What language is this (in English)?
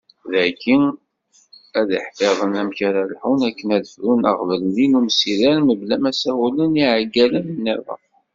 Kabyle